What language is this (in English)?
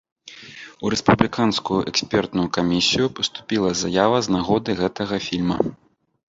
Belarusian